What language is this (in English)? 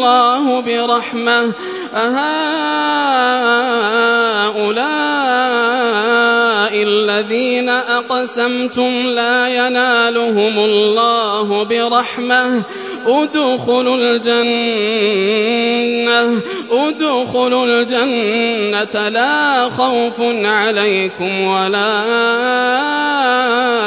Arabic